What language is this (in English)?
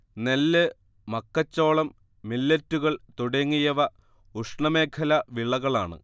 Malayalam